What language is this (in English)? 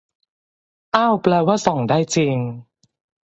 Thai